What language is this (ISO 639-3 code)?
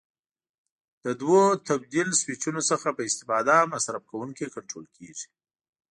pus